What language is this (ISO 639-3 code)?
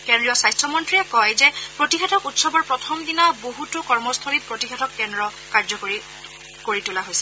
asm